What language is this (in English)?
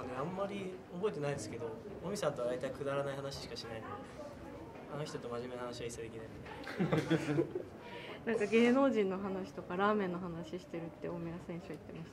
Japanese